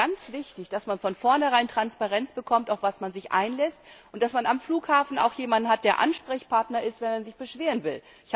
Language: German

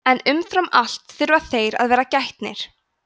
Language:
Icelandic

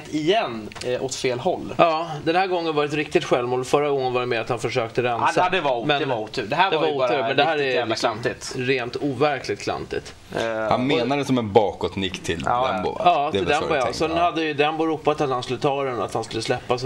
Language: Swedish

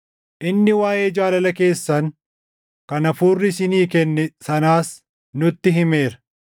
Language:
Oromo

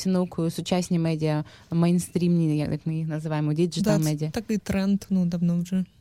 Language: Ukrainian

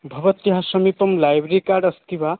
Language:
Sanskrit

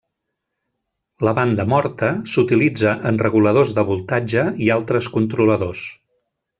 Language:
Catalan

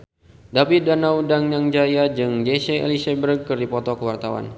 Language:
Sundanese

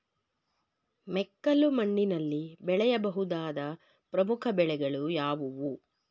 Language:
Kannada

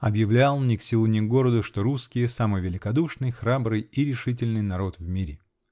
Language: Russian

